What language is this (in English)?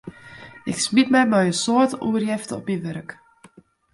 Western Frisian